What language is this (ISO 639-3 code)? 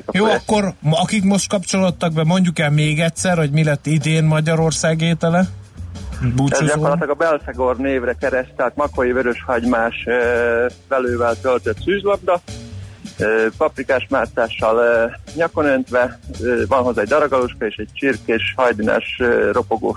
hun